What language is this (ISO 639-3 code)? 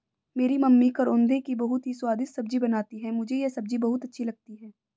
hin